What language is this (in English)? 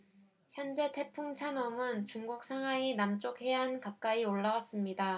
Korean